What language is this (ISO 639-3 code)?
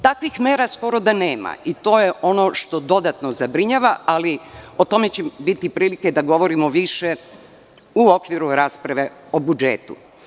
srp